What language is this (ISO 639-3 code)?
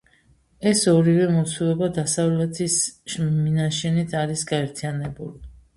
kat